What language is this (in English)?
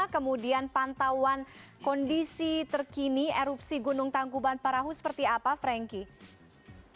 Indonesian